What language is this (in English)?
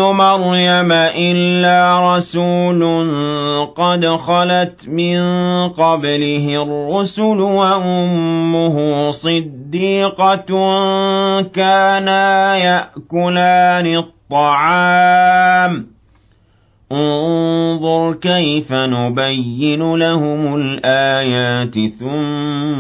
Arabic